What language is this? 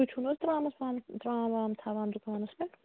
Kashmiri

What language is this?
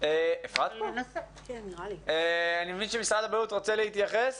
Hebrew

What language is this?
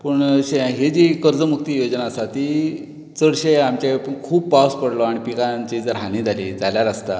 Konkani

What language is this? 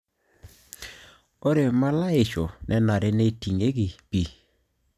Masai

